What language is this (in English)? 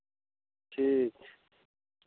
Maithili